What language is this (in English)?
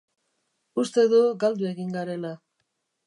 Basque